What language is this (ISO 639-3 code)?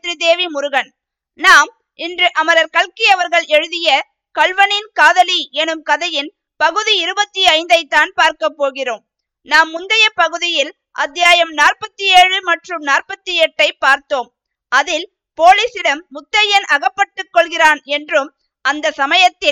tam